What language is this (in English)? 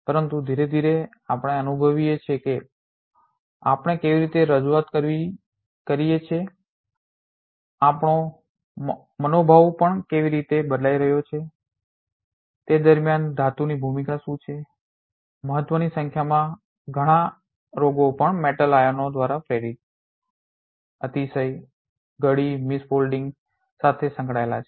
Gujarati